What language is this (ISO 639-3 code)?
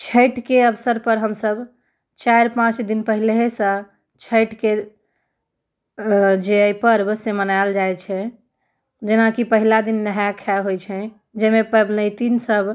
mai